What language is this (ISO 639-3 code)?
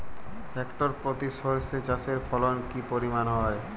ben